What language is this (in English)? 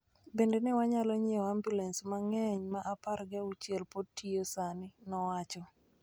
Luo (Kenya and Tanzania)